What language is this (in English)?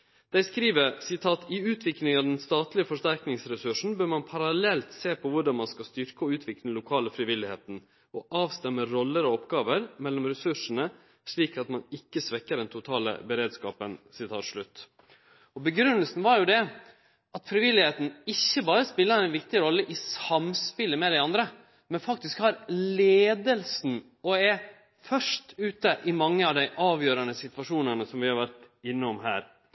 Norwegian Nynorsk